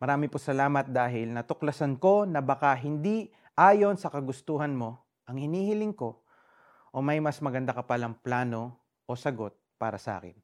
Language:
Filipino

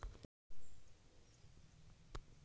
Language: Telugu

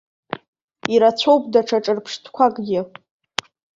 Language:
Abkhazian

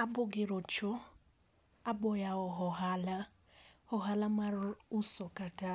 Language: Luo (Kenya and Tanzania)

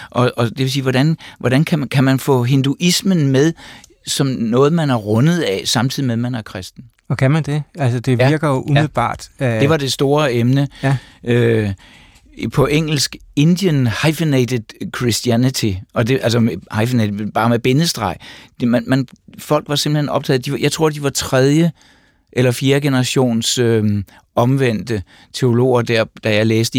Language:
Danish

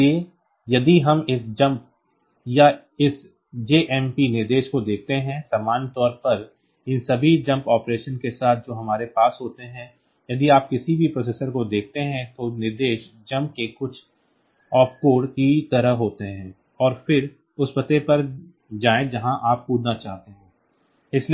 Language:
Hindi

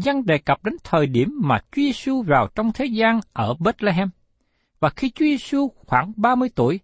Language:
Vietnamese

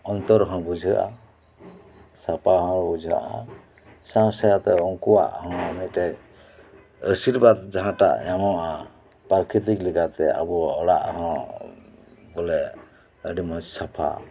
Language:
Santali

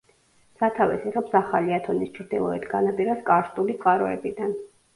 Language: Georgian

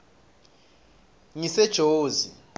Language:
Swati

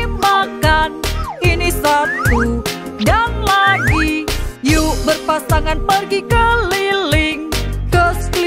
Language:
Indonesian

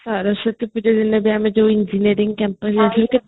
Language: Odia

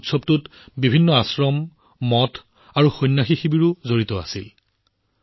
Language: Assamese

